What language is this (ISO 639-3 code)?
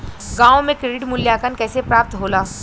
bho